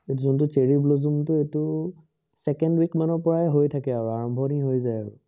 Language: Assamese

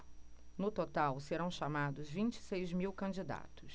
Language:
Portuguese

